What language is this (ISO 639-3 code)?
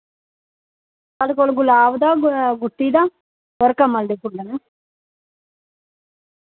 doi